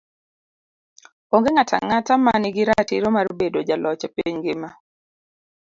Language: Luo (Kenya and Tanzania)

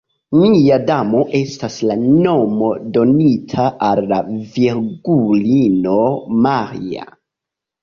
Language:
Esperanto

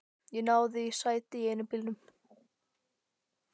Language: Icelandic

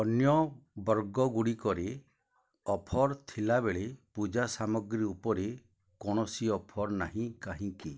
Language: Odia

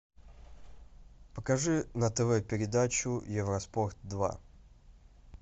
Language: Russian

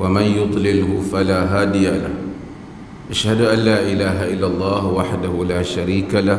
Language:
Malay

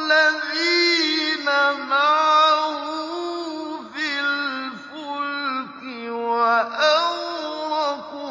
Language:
Arabic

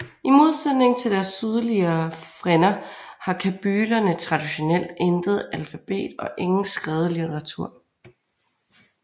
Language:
Danish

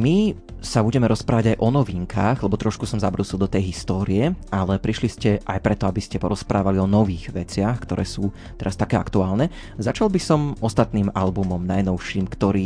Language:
Slovak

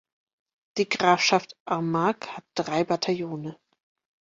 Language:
German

